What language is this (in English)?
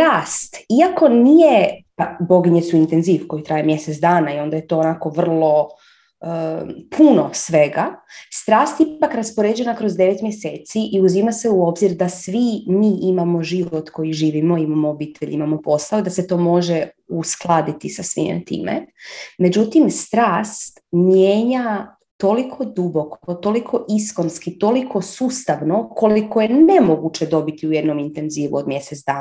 Croatian